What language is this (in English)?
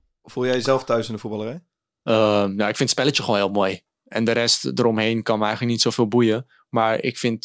Dutch